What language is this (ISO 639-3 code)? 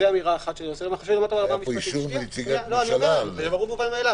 heb